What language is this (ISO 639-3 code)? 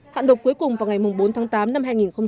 vie